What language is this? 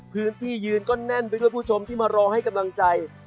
Thai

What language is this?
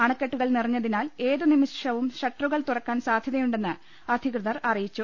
Malayalam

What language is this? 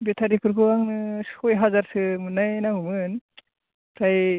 Bodo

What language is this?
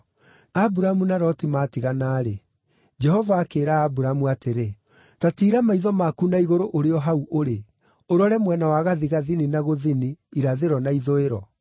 Kikuyu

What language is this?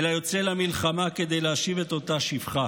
Hebrew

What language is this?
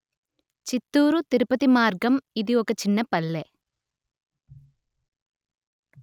Telugu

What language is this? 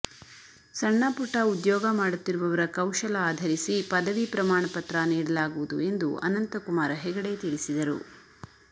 Kannada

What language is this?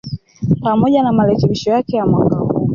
Swahili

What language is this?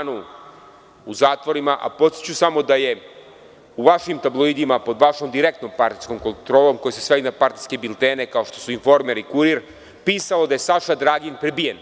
Serbian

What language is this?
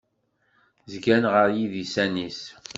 Kabyle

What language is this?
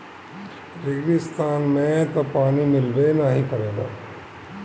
Bhojpuri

